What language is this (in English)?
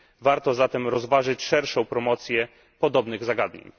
Polish